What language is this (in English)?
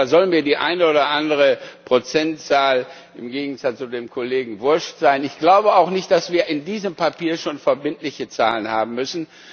German